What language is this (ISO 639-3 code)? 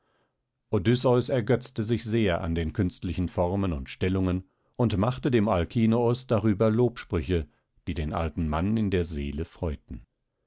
deu